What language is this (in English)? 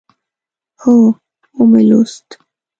Pashto